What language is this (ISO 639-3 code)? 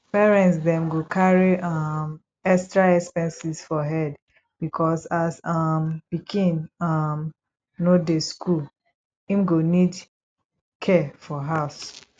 pcm